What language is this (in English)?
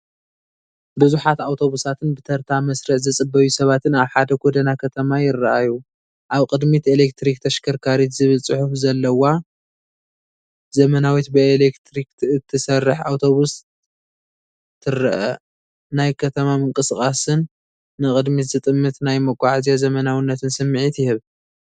Tigrinya